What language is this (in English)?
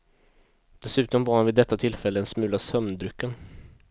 Swedish